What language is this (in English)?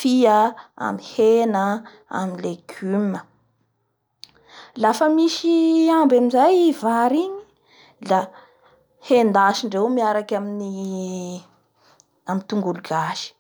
Bara Malagasy